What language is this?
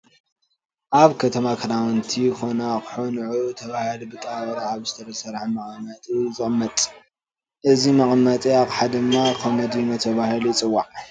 Tigrinya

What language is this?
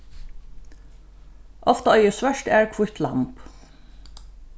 Faroese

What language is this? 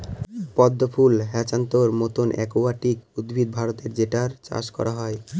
Bangla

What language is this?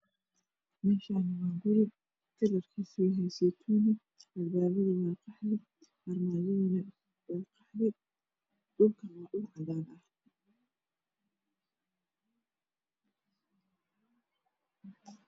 Somali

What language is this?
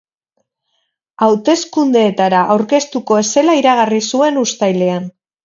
Basque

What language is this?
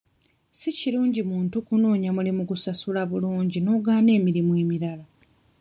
Ganda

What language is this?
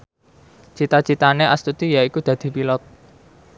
Javanese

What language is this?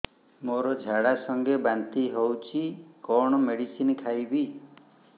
Odia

